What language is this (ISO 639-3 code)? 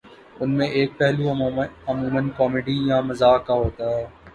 urd